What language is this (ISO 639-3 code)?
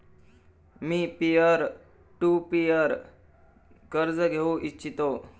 mar